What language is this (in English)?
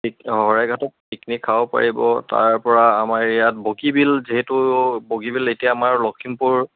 Assamese